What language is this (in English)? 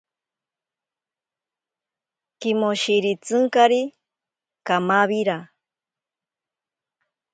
Ashéninka Perené